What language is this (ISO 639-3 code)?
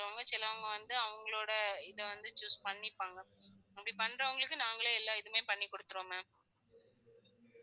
tam